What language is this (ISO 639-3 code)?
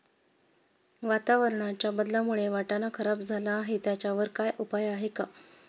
mar